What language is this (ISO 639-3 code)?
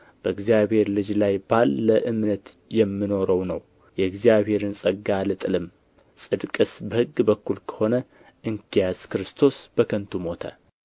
amh